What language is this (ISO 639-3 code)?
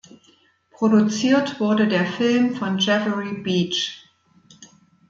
deu